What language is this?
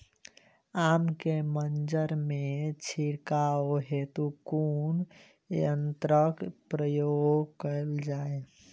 Maithili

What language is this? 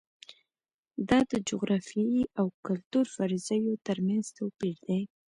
Pashto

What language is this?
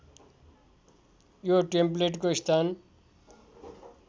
Nepali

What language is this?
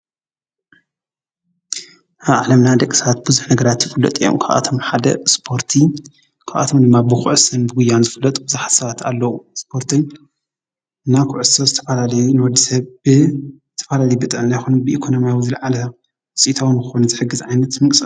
Tigrinya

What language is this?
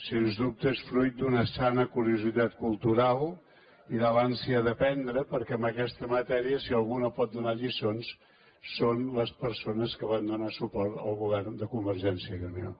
Catalan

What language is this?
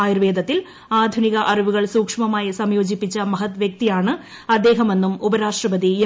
Malayalam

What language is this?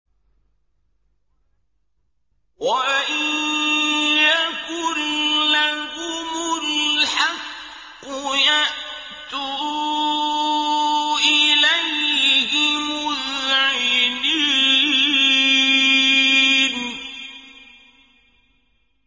Arabic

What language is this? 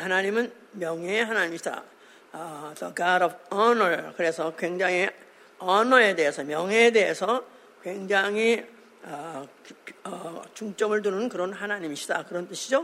Korean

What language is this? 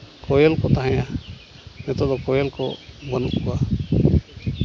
Santali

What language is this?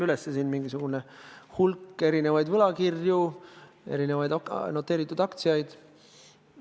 Estonian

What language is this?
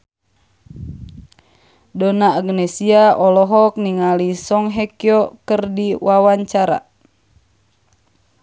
Sundanese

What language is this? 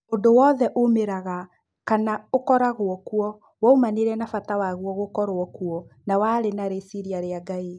Kikuyu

